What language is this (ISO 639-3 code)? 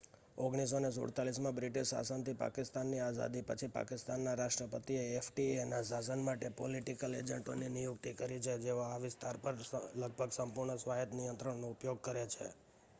guj